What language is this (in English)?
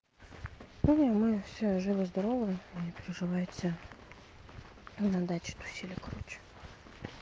Russian